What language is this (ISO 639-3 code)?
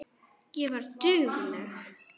isl